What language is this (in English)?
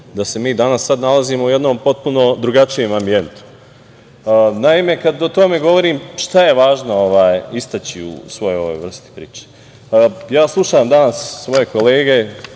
Serbian